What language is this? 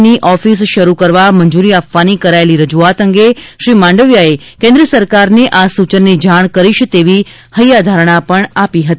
Gujarati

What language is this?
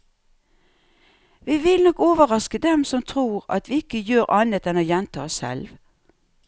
Norwegian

